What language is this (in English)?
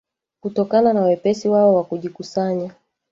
Swahili